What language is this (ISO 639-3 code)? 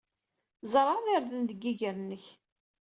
kab